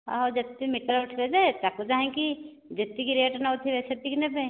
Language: Odia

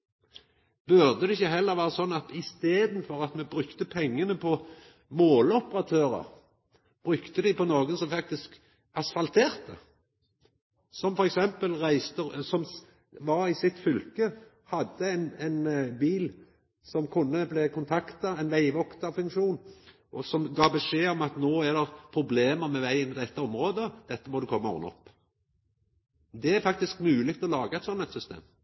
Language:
Norwegian Nynorsk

